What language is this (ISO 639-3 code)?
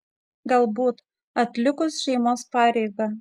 lit